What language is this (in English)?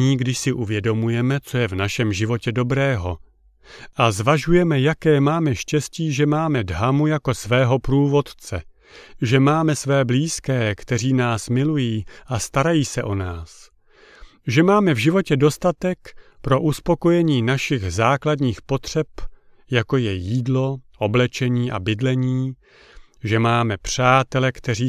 Czech